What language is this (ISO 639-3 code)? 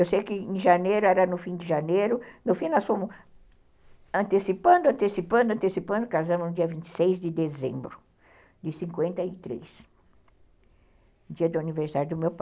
por